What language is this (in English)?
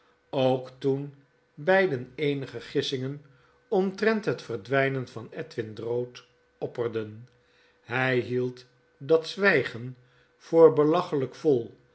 Dutch